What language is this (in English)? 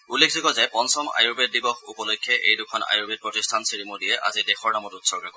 Assamese